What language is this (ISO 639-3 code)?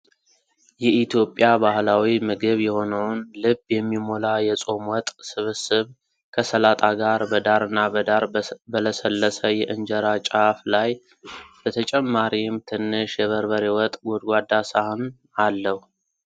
amh